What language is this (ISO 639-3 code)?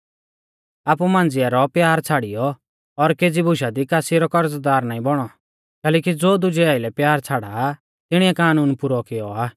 bfz